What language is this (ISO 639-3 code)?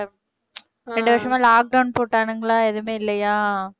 tam